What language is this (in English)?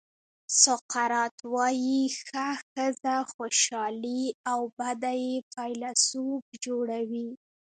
Pashto